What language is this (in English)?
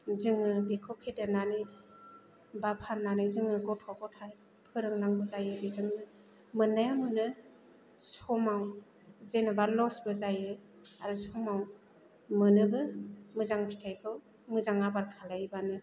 Bodo